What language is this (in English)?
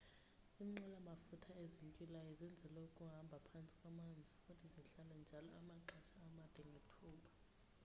Xhosa